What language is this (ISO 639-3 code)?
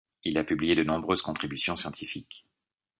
fra